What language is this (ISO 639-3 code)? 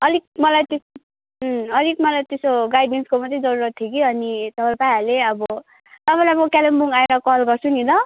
nep